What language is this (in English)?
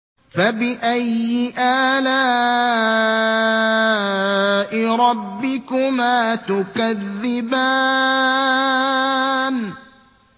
Arabic